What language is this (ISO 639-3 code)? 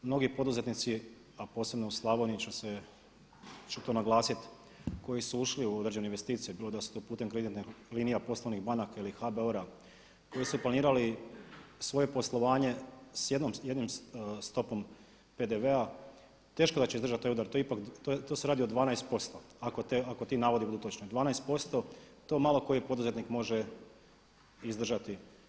hrv